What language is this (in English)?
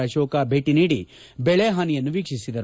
Kannada